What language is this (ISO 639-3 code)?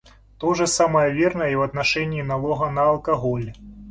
rus